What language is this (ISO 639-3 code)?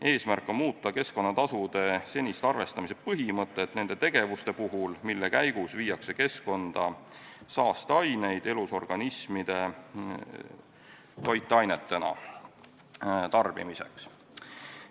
est